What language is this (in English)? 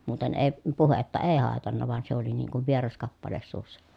Finnish